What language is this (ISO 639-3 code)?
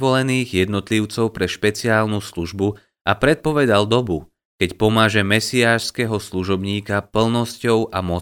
slk